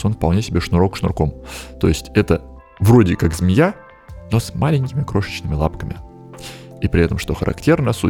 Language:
Russian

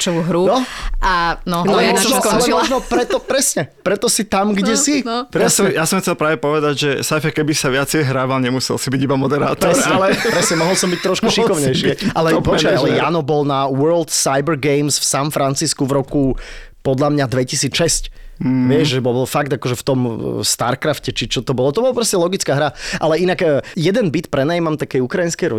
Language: Slovak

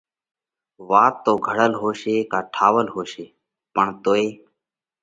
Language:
Parkari Koli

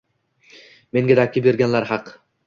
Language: Uzbek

